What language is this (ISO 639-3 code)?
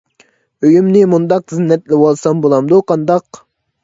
uig